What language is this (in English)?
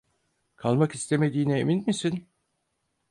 Turkish